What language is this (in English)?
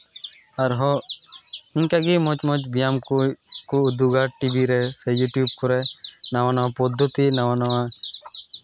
Santali